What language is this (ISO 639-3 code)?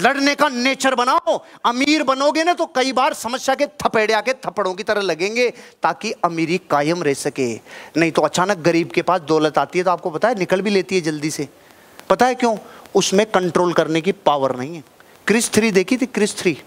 hin